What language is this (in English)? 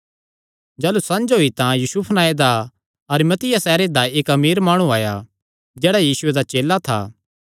Kangri